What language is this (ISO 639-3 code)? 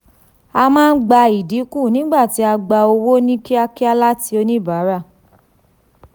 yor